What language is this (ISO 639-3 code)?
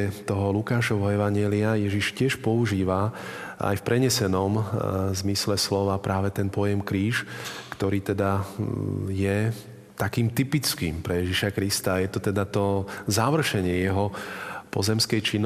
slk